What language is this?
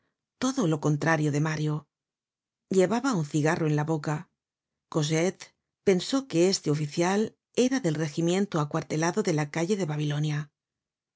Spanish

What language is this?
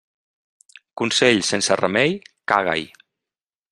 Catalan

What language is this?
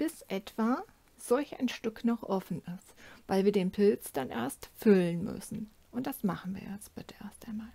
German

